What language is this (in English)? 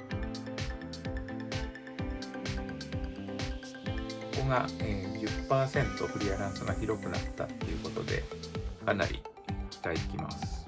Japanese